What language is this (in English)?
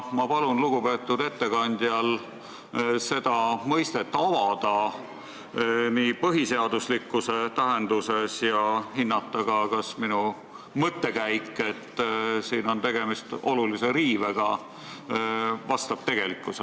Estonian